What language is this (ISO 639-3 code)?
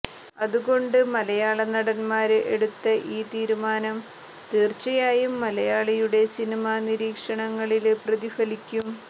mal